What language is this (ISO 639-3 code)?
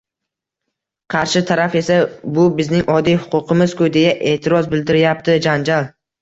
uzb